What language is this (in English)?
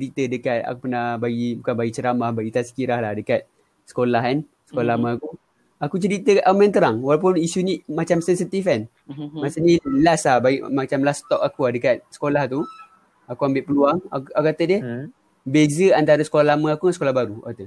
Malay